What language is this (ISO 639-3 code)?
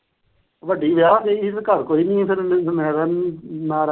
pan